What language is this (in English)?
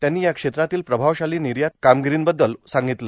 Marathi